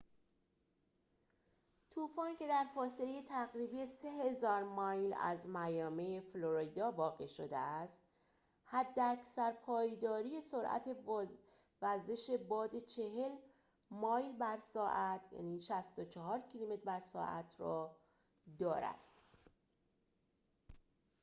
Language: Persian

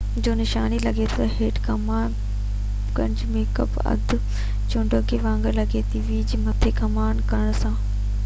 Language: Sindhi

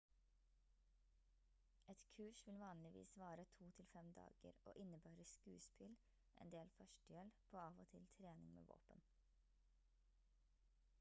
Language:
Norwegian Bokmål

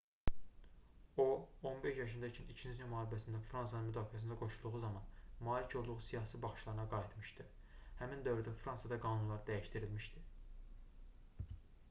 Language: Azerbaijani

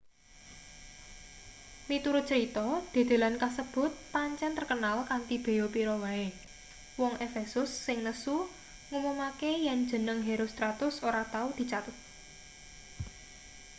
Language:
Javanese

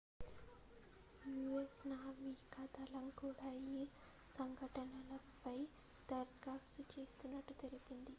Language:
Telugu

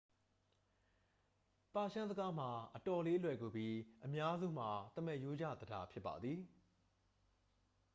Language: Burmese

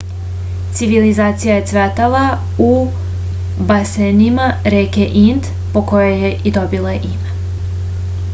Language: Serbian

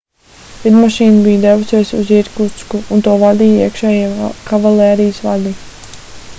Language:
Latvian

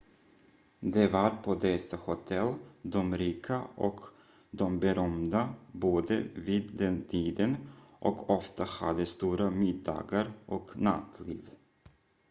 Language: Swedish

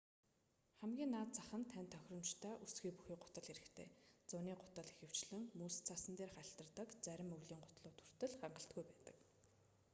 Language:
Mongolian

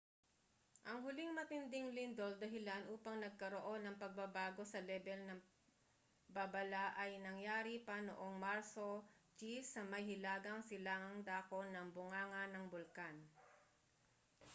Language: Filipino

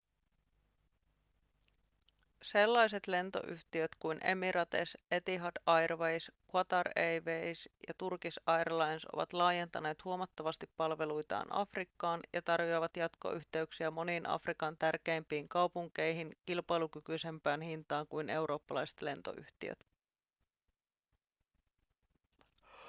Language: Finnish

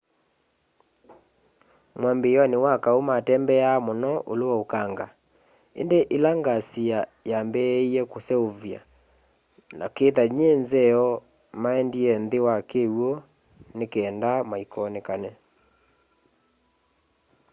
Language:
Kamba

